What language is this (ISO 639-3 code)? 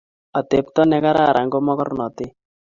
kln